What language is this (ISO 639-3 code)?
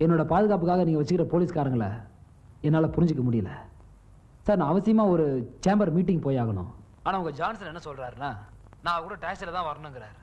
kor